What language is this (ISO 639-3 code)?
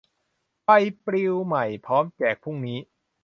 tha